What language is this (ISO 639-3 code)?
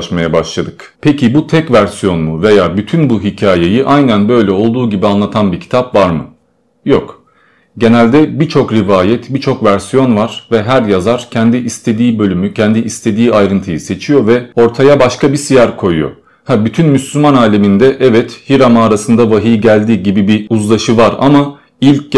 tur